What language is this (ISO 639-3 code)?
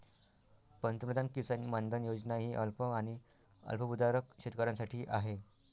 mar